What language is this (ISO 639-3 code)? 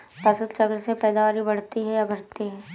hin